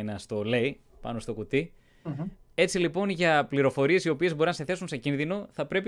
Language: Greek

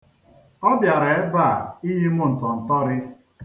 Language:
Igbo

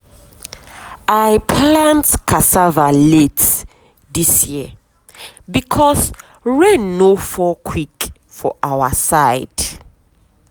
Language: Nigerian Pidgin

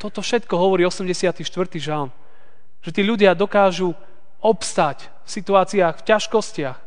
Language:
Slovak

